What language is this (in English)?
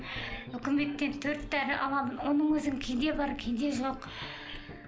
Kazakh